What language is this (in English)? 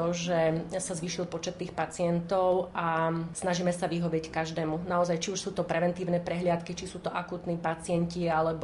Slovak